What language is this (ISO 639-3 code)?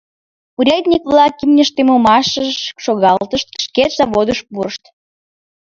chm